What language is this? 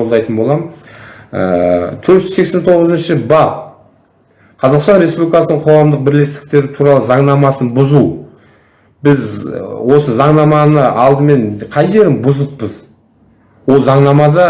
Turkish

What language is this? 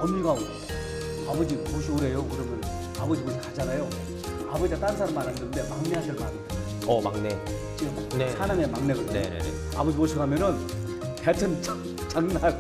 Korean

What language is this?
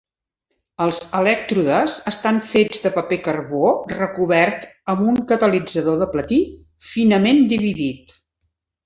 Catalan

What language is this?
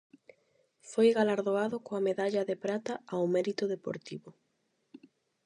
Galician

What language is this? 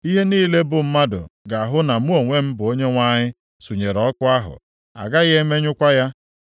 Igbo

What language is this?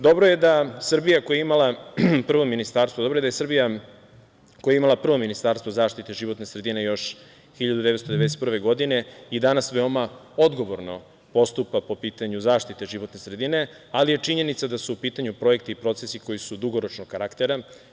Serbian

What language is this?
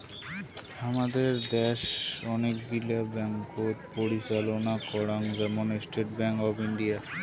Bangla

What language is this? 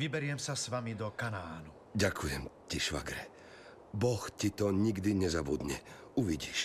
Slovak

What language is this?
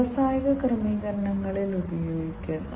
Malayalam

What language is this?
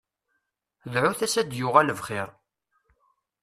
Kabyle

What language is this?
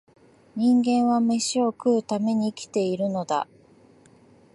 Japanese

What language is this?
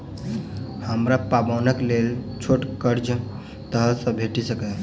Maithili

